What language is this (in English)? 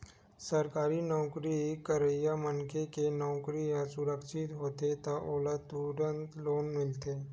Chhattisgarhi